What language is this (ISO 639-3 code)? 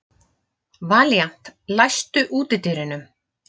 isl